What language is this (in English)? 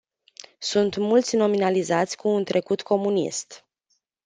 Romanian